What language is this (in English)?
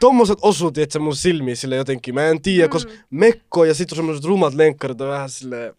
Finnish